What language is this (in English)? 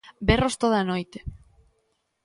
Galician